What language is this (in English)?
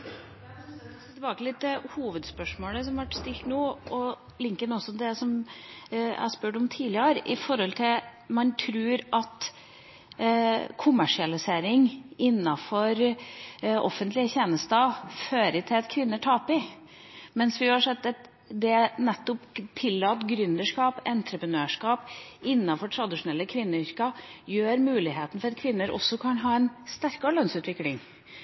Norwegian